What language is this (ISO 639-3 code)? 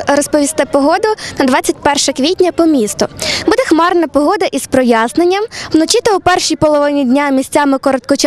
ukr